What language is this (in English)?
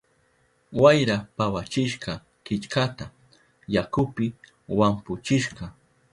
Southern Pastaza Quechua